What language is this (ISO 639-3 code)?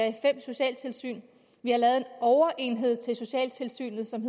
dan